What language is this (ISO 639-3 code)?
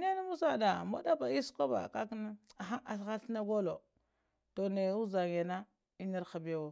hia